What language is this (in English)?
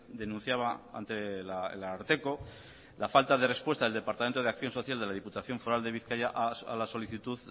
Spanish